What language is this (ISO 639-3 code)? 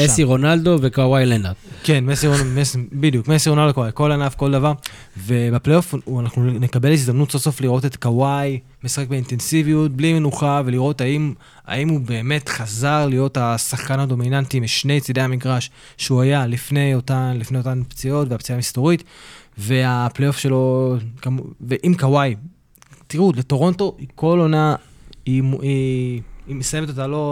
heb